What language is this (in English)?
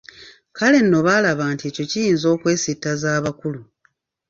Ganda